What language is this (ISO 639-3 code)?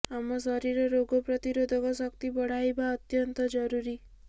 ori